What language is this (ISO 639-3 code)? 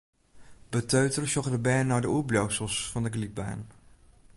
fry